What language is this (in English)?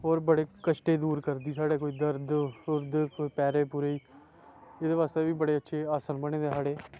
Dogri